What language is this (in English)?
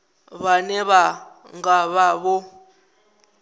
Venda